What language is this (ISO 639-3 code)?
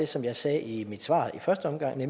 dan